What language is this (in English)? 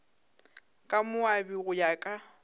Northern Sotho